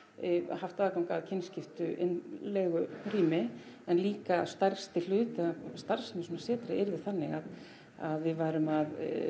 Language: Icelandic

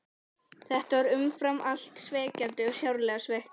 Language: Icelandic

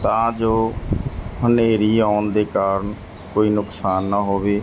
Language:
Punjabi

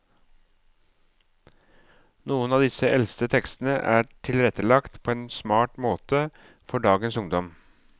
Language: Norwegian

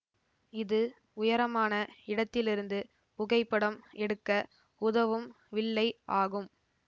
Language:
Tamil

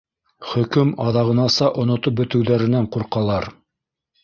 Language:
Bashkir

